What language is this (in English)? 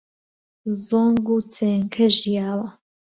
Central Kurdish